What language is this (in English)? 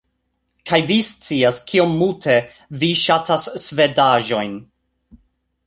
Esperanto